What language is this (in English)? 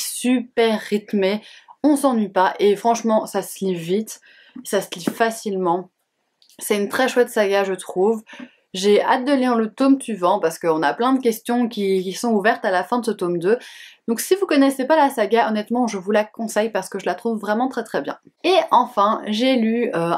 French